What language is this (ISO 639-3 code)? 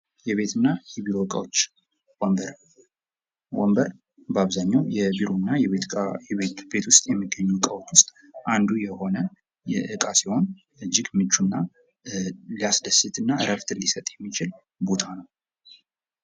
amh